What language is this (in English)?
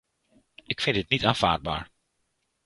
Dutch